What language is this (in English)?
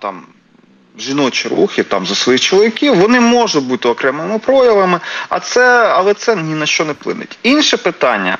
Ukrainian